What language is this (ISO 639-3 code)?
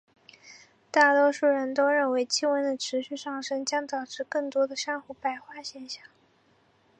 zho